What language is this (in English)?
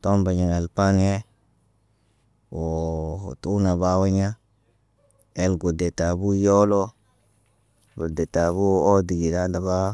Naba